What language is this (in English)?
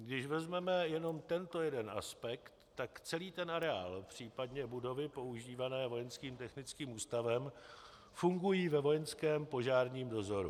Czech